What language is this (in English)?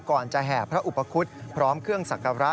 Thai